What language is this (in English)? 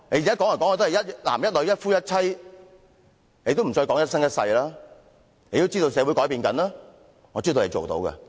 Cantonese